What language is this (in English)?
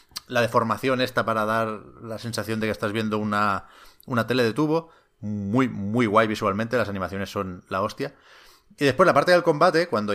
Spanish